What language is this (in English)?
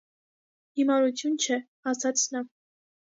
Armenian